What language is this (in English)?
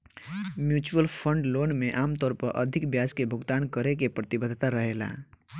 Bhojpuri